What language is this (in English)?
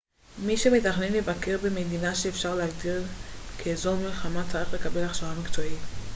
Hebrew